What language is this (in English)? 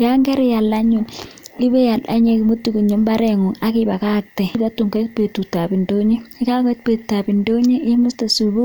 Kalenjin